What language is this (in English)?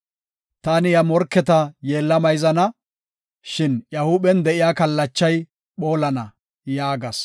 Gofa